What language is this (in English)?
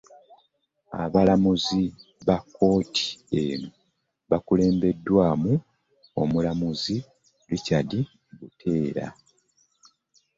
Ganda